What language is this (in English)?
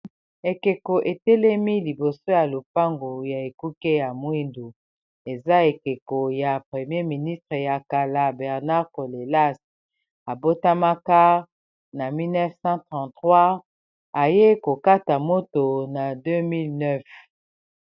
Lingala